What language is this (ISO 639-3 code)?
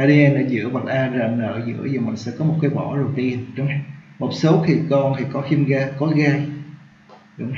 vie